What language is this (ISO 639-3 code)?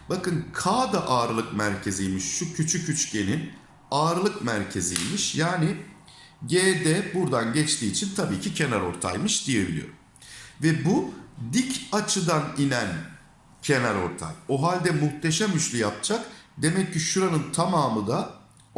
tur